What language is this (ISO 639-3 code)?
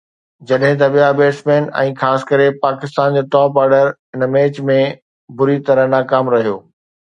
snd